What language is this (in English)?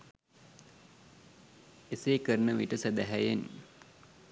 Sinhala